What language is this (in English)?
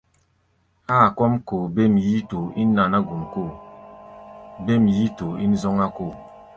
Gbaya